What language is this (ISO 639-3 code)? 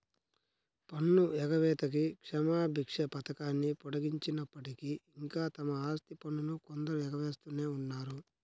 tel